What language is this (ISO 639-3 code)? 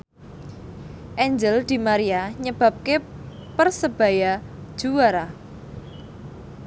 jav